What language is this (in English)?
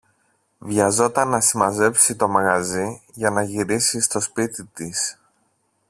Greek